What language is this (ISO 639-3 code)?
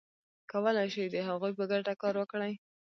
pus